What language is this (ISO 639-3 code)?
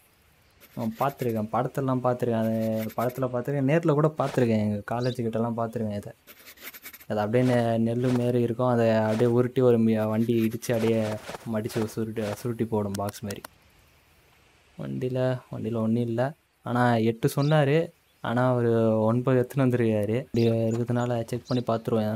ron